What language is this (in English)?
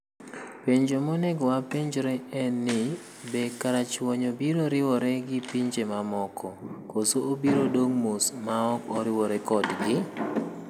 Luo (Kenya and Tanzania)